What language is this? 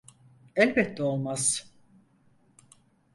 Turkish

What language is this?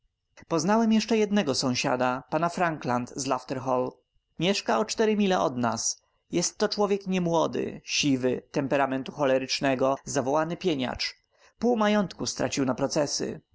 Polish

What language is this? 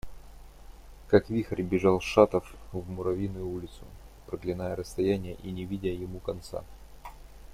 Russian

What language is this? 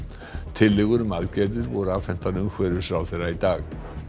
Icelandic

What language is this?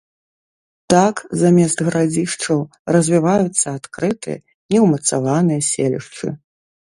Belarusian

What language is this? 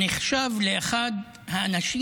Hebrew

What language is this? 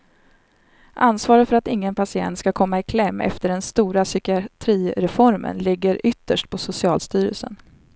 Swedish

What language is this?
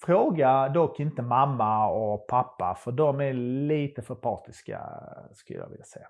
Swedish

